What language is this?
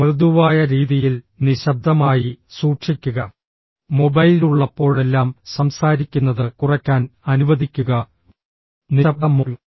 Malayalam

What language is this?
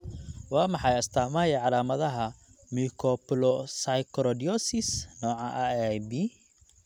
Somali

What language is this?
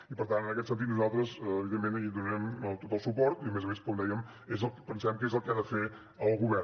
Catalan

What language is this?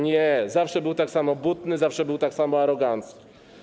Polish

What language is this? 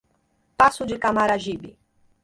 Portuguese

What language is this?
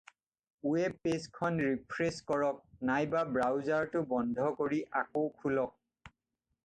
Assamese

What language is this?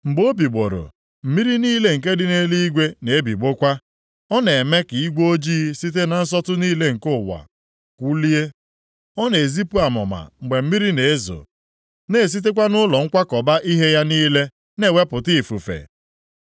Igbo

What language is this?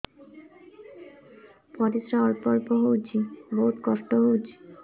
Odia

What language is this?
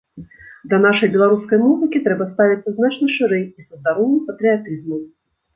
Belarusian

